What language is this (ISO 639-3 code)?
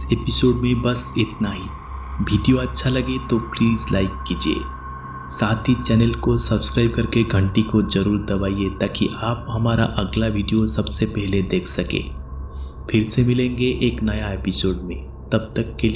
hin